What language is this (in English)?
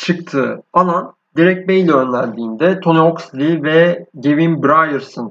Turkish